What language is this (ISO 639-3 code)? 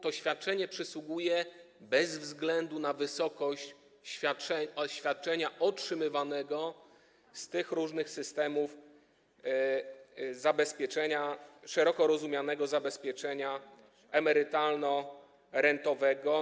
pol